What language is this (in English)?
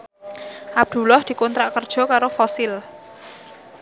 Javanese